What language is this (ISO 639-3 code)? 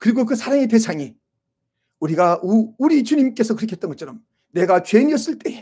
kor